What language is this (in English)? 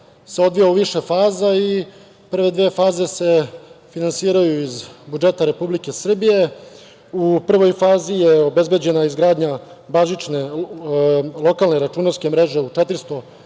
Serbian